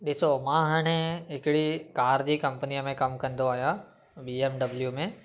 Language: Sindhi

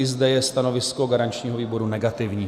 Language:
Czech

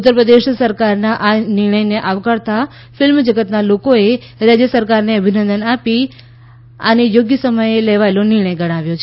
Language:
Gujarati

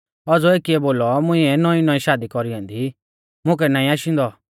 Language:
Mahasu Pahari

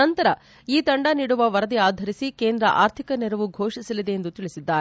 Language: Kannada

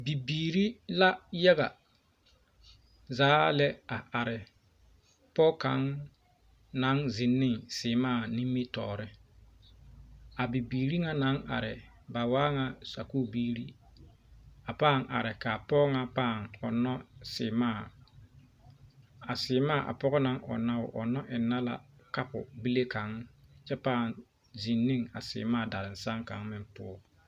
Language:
Southern Dagaare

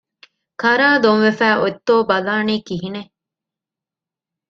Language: Divehi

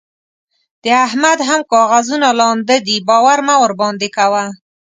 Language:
Pashto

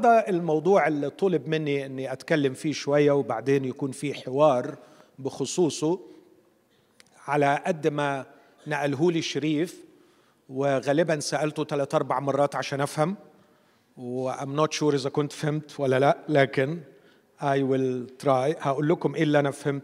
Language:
Arabic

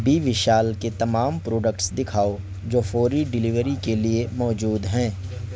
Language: Urdu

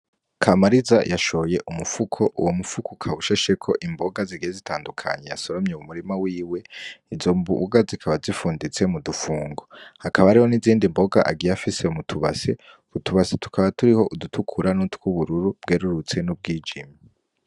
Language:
Rundi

